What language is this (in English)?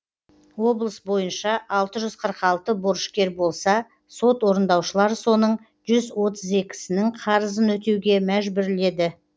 Kazakh